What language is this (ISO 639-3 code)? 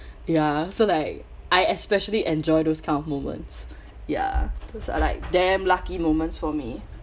eng